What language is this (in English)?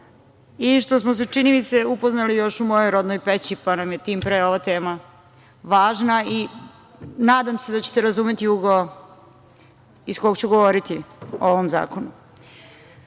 Serbian